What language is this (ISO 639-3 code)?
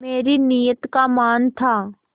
hin